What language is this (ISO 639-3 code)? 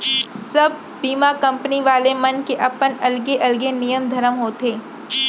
hne